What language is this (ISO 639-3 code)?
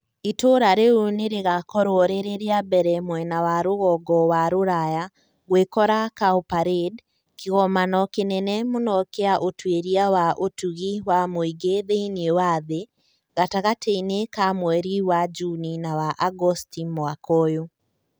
kik